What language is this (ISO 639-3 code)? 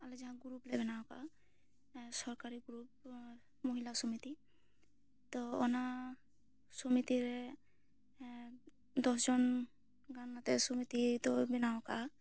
sat